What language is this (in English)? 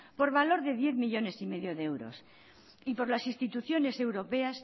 Spanish